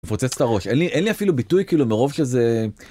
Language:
Hebrew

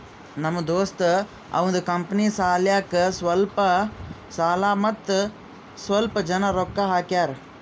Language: Kannada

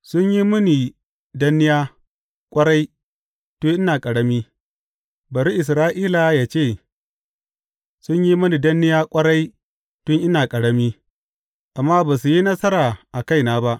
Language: Hausa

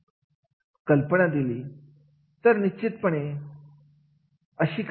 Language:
Marathi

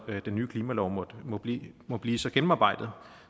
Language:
Danish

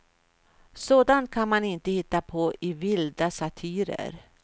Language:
Swedish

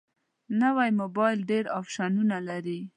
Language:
Pashto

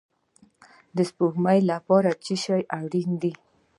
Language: Pashto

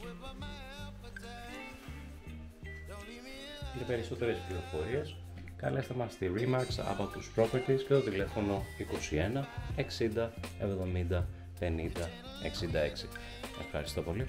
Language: Greek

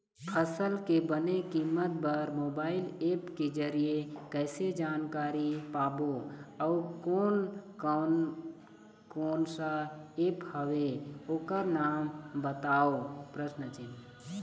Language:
Chhattisgarhi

